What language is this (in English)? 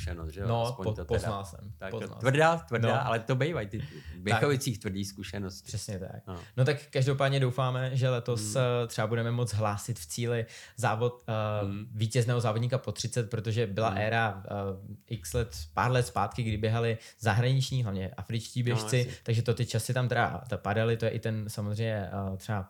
Czech